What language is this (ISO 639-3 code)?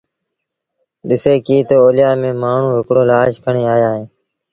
sbn